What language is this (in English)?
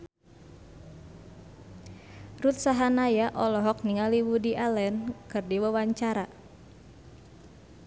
Sundanese